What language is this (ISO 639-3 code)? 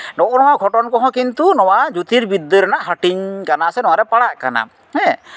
sat